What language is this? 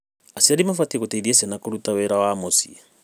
Kikuyu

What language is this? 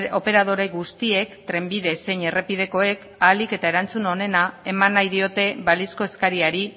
Basque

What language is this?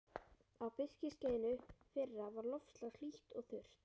Icelandic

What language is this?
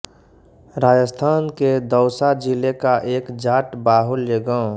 Hindi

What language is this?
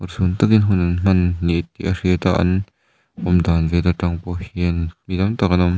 Mizo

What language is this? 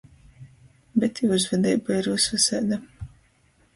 Latgalian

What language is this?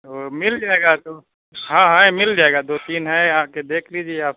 Urdu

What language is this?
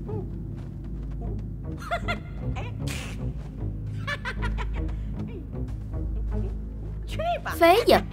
Vietnamese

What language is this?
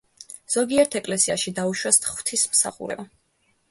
Georgian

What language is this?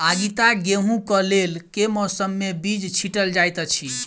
Maithili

